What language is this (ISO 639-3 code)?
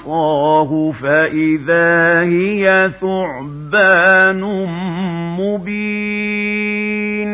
ara